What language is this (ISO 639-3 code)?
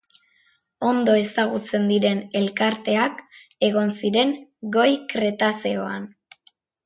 eus